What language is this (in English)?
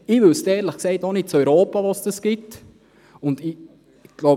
Swiss German